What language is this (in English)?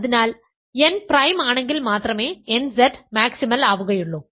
Malayalam